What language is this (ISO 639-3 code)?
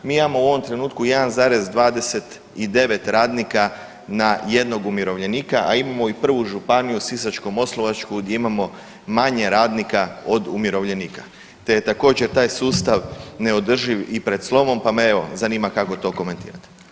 hrv